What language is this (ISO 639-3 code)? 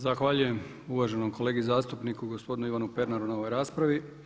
hrv